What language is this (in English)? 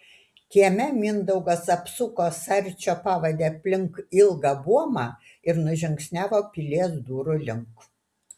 Lithuanian